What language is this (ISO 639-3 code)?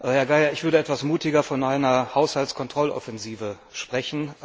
deu